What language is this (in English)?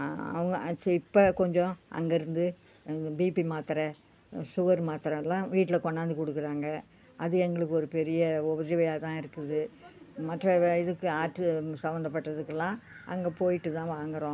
Tamil